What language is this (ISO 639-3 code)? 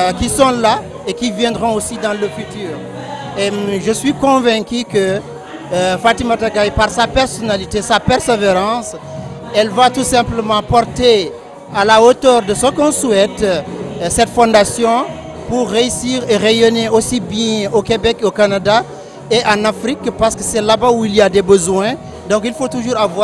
fra